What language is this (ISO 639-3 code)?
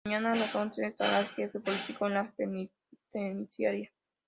spa